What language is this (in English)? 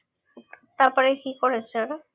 Bangla